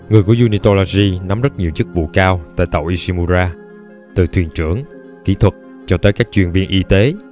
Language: Vietnamese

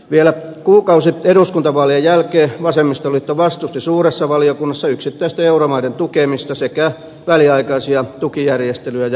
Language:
Finnish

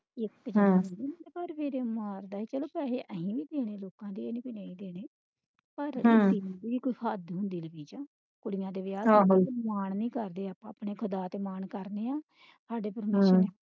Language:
Punjabi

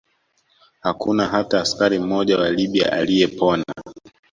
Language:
Swahili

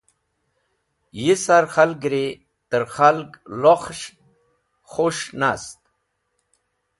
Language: Wakhi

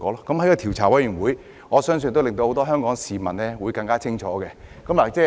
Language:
Cantonese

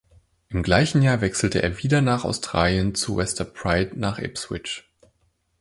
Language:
German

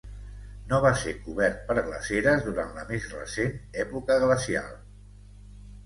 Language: Catalan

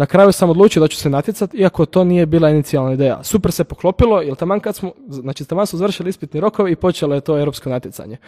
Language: Croatian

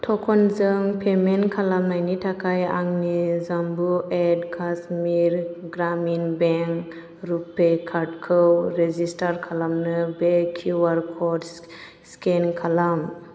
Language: Bodo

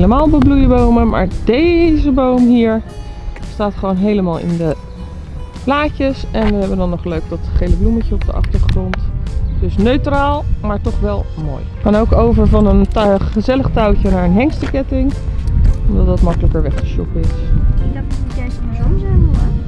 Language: Dutch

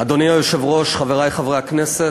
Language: Hebrew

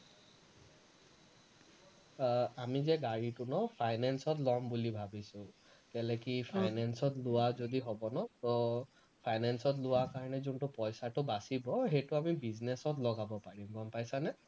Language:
Assamese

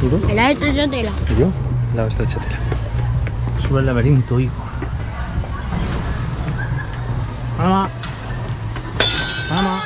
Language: Spanish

